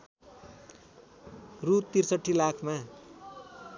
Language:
Nepali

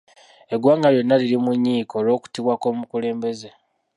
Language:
Ganda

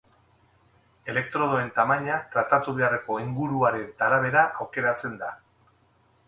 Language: Basque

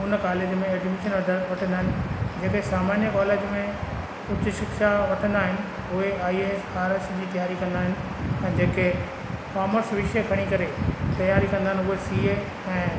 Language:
Sindhi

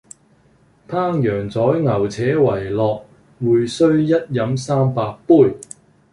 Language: Cantonese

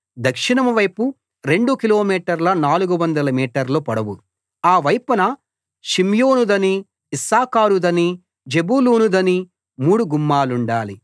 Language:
Telugu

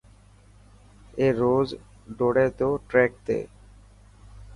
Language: Dhatki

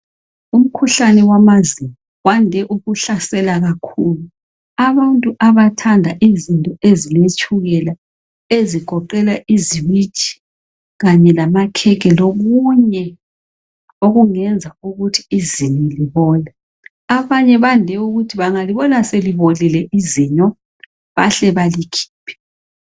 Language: North Ndebele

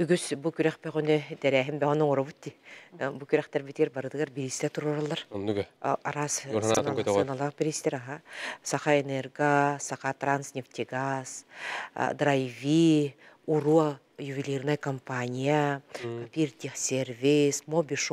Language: Turkish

